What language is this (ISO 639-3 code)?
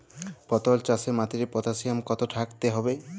ben